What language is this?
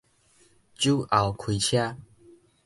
Min Nan Chinese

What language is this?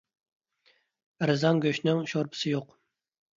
Uyghur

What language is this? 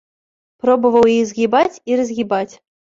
Belarusian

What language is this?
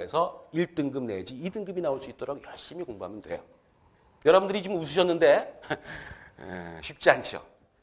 Korean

